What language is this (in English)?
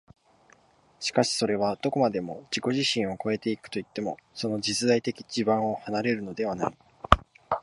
Japanese